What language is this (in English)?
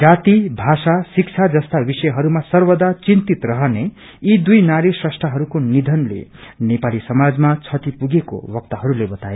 Nepali